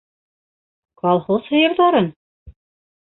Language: Bashkir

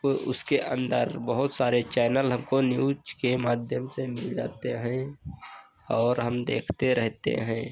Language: Hindi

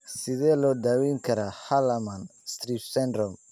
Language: Somali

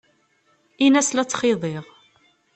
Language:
Kabyle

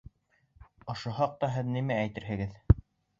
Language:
Bashkir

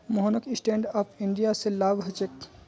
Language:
Magahi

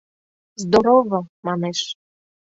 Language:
Mari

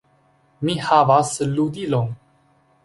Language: Esperanto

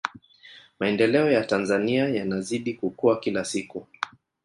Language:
Swahili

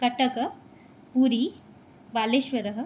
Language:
Sanskrit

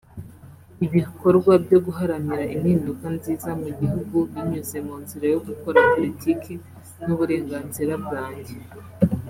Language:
Kinyarwanda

